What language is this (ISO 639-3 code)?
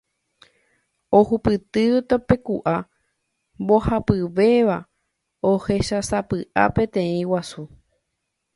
grn